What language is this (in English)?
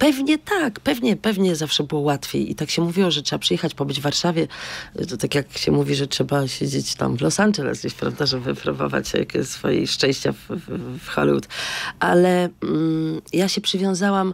Polish